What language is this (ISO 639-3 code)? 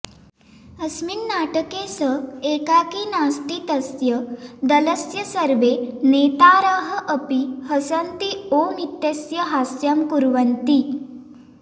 san